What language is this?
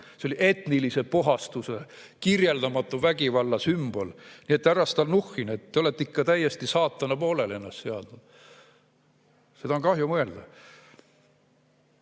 Estonian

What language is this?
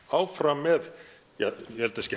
Icelandic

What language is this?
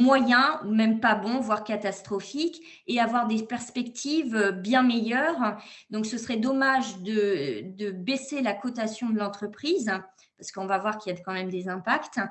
French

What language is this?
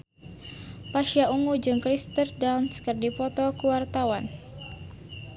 Sundanese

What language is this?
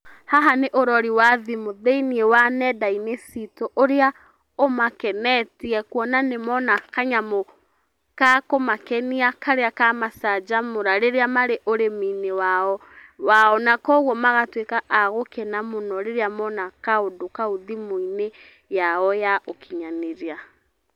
Kikuyu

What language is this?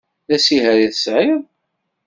Kabyle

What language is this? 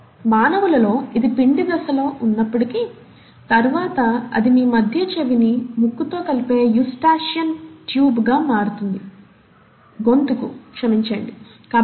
Telugu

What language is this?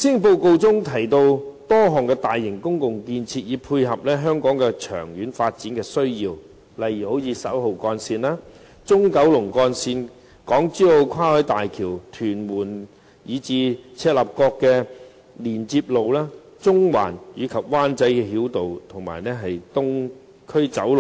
Cantonese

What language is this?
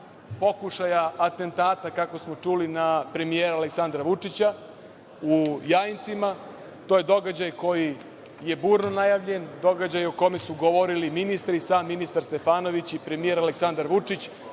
Serbian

